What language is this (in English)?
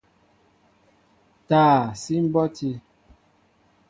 Mbo (Cameroon)